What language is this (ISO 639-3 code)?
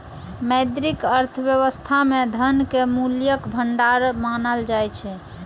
mai